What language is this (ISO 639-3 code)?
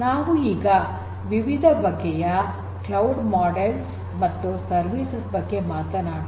kan